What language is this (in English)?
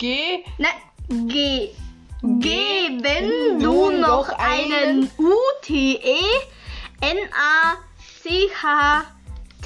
German